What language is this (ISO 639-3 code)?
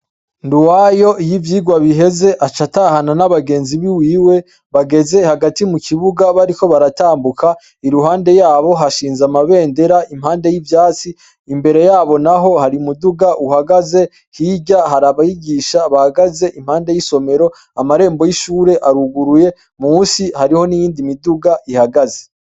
run